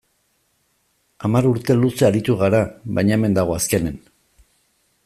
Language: Basque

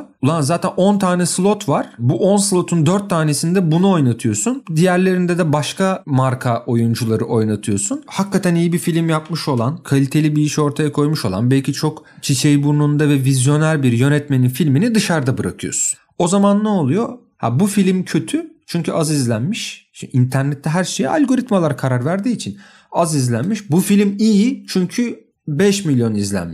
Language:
Turkish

